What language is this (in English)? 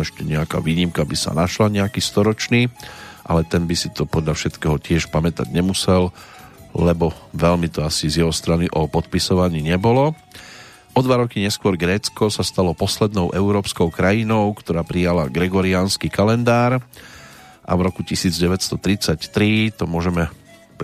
Slovak